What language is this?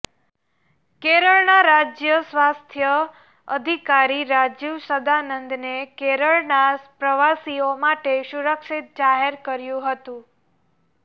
Gujarati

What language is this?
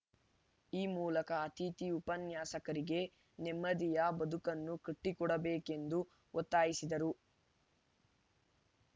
Kannada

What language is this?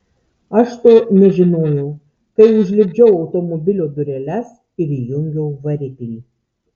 Lithuanian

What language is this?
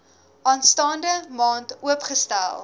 Afrikaans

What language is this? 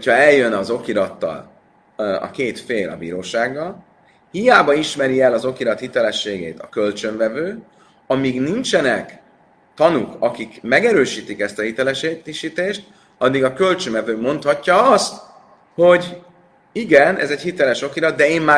Hungarian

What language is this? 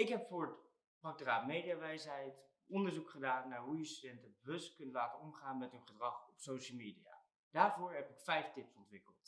Dutch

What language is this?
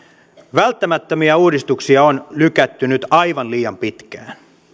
Finnish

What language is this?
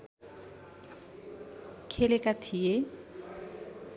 Nepali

